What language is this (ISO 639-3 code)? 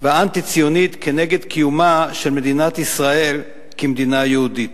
heb